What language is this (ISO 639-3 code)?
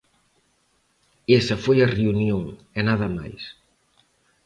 glg